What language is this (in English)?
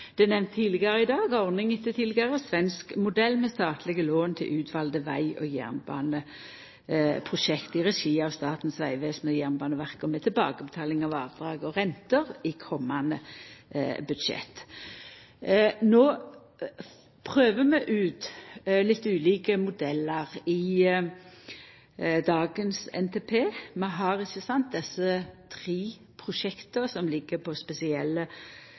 Norwegian Nynorsk